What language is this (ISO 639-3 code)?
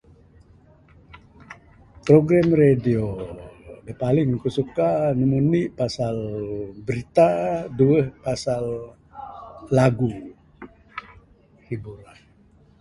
sdo